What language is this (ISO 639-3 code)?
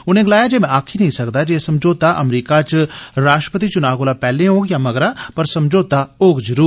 doi